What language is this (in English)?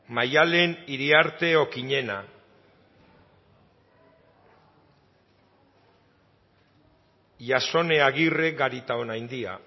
Basque